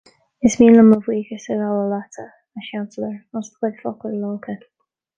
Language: Irish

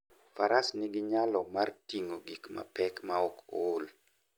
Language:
Luo (Kenya and Tanzania)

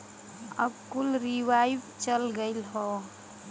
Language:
Bhojpuri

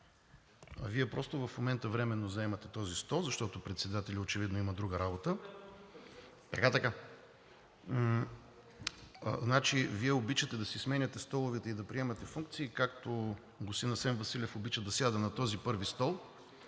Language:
Bulgarian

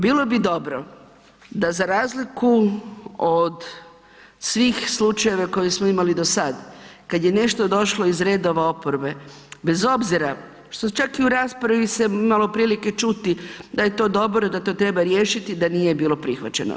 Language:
Croatian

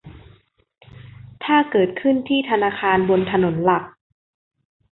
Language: Thai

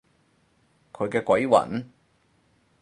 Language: Cantonese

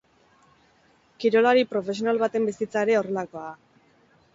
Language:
Basque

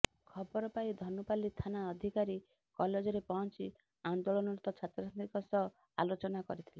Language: Odia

